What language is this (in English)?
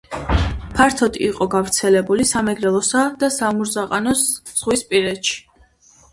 Georgian